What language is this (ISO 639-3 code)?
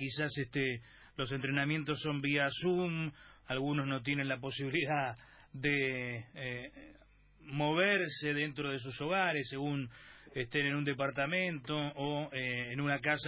spa